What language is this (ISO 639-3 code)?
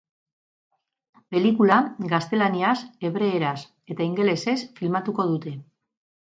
eus